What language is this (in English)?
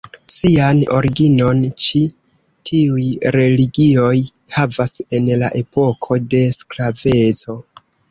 Esperanto